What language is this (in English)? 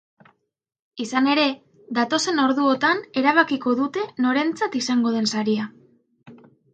Basque